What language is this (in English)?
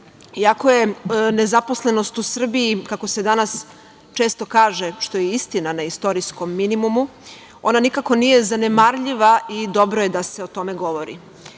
Serbian